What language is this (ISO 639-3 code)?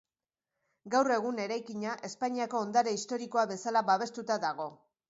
eus